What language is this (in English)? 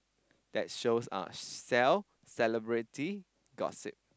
English